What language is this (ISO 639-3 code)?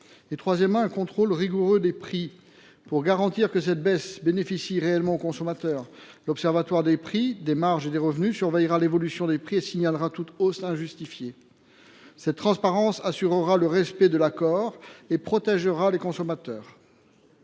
fra